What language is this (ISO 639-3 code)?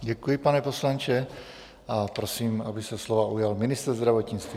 ces